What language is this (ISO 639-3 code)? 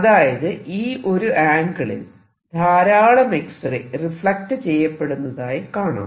mal